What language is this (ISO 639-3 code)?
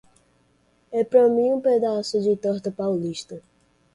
por